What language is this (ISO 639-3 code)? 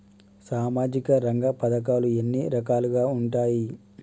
tel